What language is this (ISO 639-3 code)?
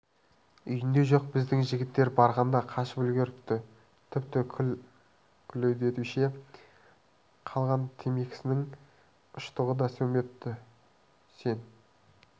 kaz